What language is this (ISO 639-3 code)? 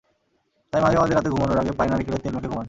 ben